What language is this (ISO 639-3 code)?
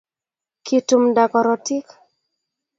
kln